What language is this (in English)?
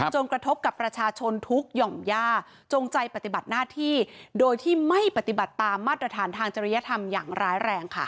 Thai